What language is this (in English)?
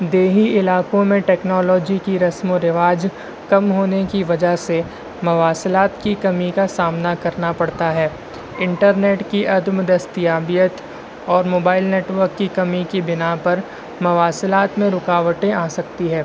Urdu